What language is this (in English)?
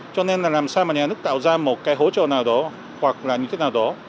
Vietnamese